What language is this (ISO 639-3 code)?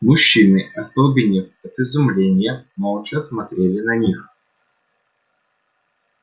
rus